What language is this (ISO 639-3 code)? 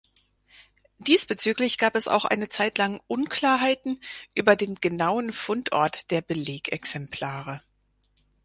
deu